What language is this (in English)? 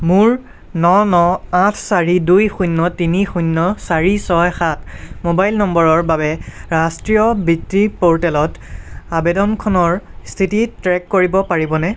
Assamese